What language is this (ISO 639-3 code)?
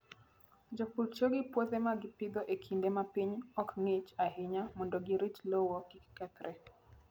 luo